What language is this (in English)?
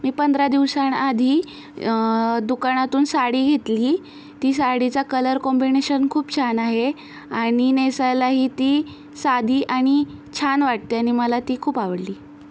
Marathi